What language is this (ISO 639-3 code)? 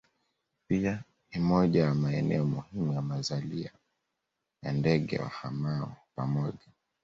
swa